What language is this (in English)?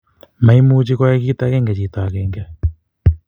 Kalenjin